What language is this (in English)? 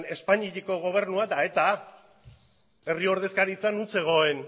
Basque